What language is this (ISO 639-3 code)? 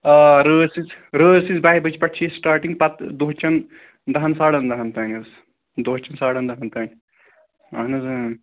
kas